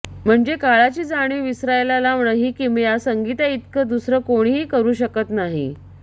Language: Marathi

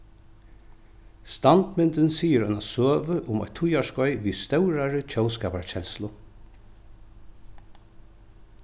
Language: Faroese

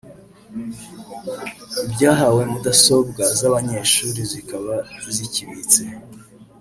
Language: Kinyarwanda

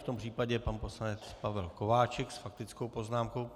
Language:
Czech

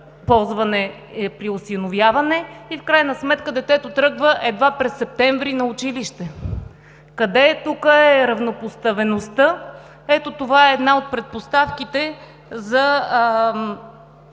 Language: Bulgarian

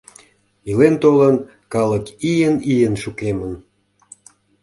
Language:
Mari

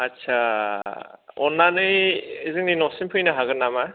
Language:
Bodo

